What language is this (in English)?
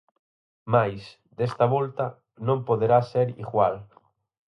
Galician